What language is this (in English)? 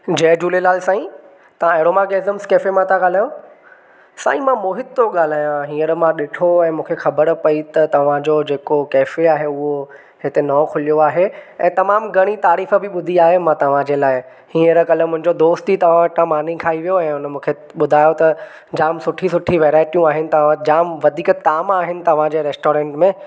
Sindhi